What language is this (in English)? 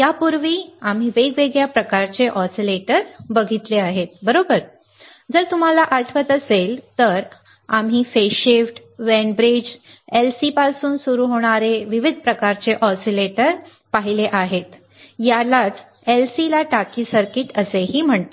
Marathi